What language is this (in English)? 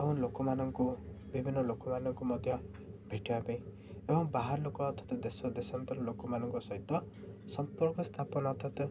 Odia